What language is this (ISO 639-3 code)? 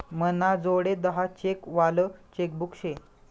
mar